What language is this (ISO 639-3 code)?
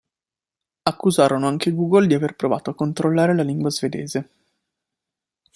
ita